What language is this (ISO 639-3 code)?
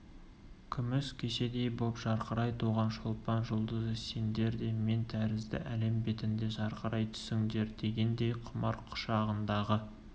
kaz